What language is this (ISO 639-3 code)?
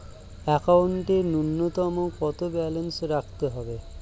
ben